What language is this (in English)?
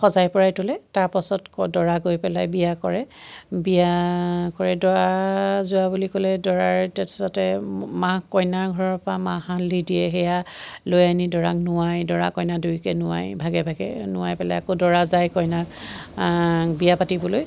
Assamese